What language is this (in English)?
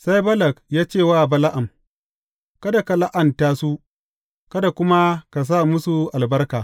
Hausa